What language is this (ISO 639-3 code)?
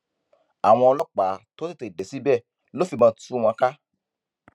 yor